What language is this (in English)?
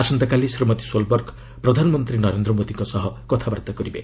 Odia